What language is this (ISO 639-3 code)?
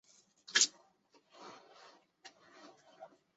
zho